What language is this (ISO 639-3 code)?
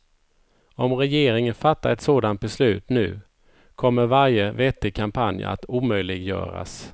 swe